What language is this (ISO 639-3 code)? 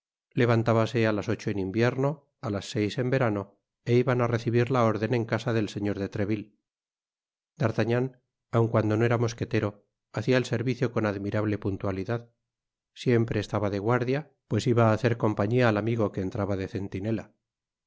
spa